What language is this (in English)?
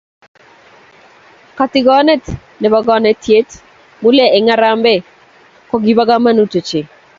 Kalenjin